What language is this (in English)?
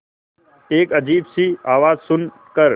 Hindi